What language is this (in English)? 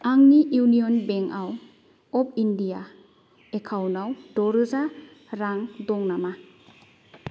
Bodo